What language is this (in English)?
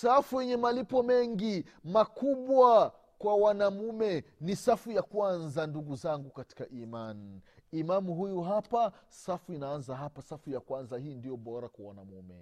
Swahili